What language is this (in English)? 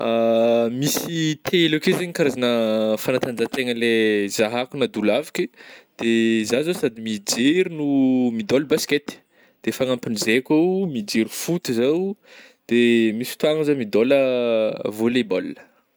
Northern Betsimisaraka Malagasy